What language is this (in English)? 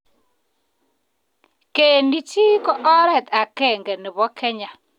Kalenjin